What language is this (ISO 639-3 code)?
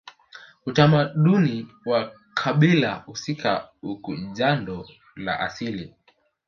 swa